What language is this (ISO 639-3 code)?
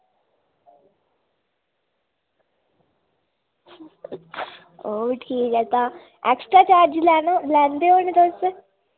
doi